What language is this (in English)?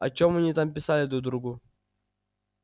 Russian